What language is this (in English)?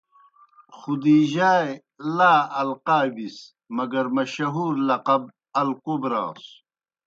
Kohistani Shina